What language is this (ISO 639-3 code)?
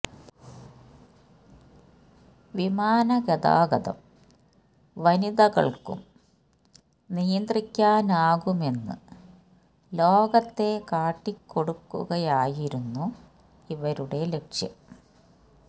mal